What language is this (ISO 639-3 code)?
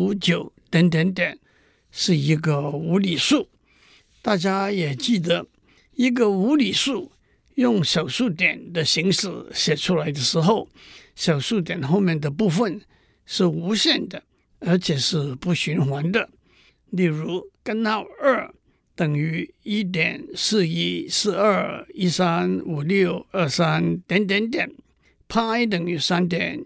zho